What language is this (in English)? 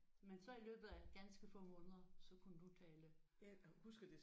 Danish